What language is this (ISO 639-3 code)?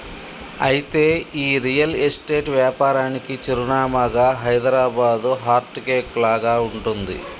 tel